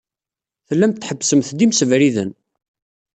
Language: Kabyle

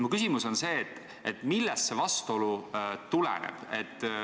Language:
Estonian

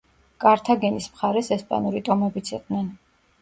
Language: Georgian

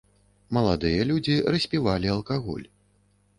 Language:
Belarusian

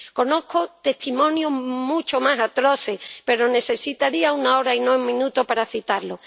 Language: Spanish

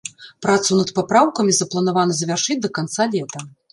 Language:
Belarusian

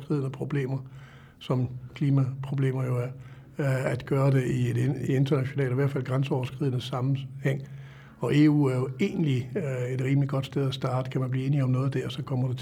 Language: Danish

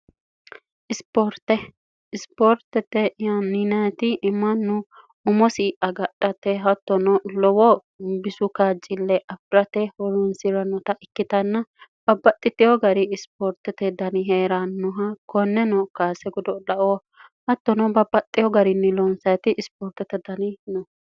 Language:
Sidamo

